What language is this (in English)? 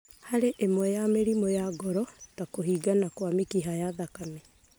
Kikuyu